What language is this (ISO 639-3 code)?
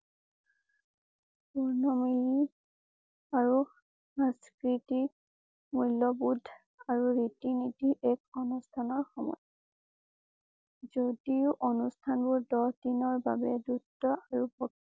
asm